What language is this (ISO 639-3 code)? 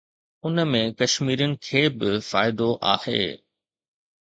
snd